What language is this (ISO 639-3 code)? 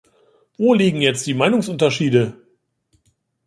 deu